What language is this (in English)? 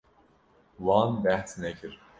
Kurdish